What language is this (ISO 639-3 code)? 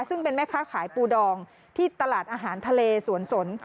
tha